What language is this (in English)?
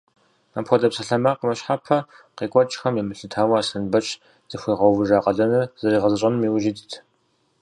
Kabardian